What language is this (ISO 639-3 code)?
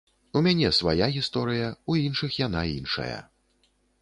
bel